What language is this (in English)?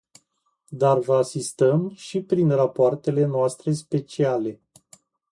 Romanian